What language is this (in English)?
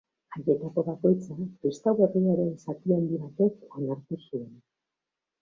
Basque